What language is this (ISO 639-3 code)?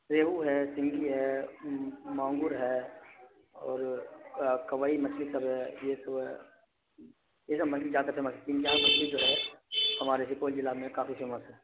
urd